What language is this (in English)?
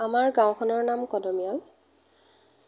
Assamese